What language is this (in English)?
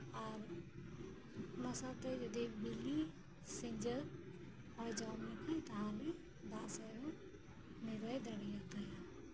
Santali